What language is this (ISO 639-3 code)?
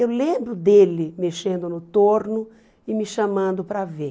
por